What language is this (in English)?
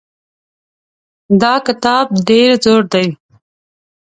Pashto